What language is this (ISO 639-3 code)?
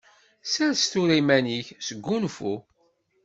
kab